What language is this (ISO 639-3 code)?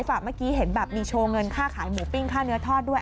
tha